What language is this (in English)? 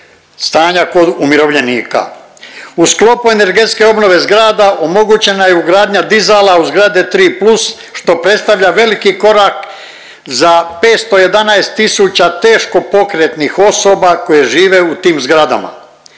Croatian